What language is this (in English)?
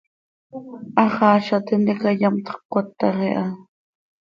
Seri